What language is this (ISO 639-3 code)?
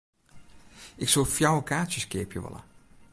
fry